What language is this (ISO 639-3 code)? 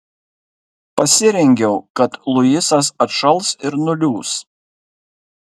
lit